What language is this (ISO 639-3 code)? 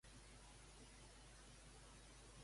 cat